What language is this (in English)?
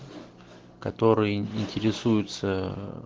Russian